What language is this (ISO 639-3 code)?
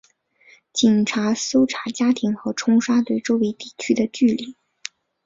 zho